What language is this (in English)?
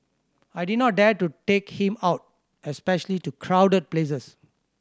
English